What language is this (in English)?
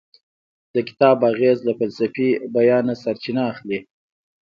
Pashto